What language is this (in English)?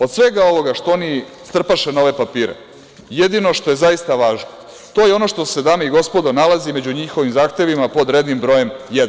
Serbian